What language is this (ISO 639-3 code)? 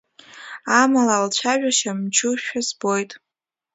abk